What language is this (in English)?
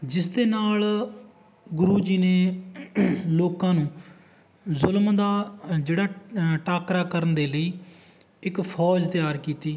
Punjabi